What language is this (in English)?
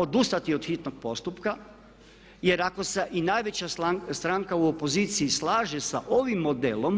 Croatian